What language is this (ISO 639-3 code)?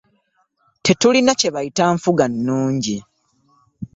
lug